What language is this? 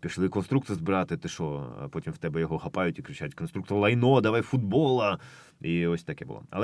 Ukrainian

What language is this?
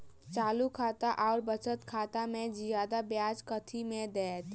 Maithili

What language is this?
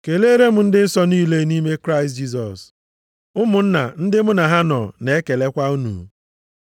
Igbo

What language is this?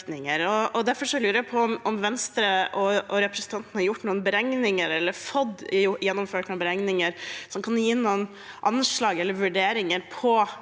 Norwegian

